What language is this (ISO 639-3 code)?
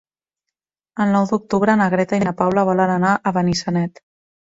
cat